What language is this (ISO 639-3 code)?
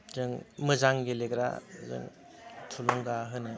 brx